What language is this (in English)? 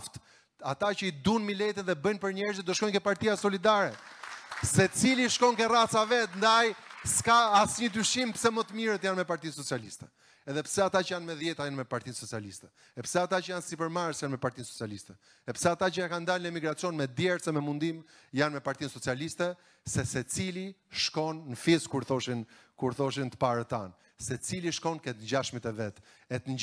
Romanian